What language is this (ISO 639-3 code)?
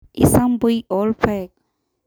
mas